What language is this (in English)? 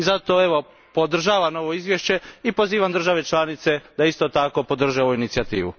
Croatian